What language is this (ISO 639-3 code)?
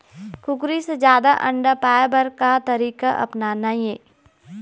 hne